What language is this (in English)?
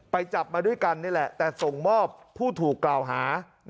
Thai